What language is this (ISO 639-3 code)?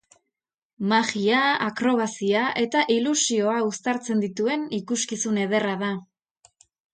eus